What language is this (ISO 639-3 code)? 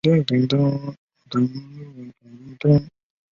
zho